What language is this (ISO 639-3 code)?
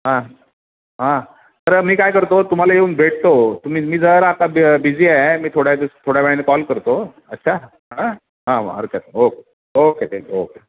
mar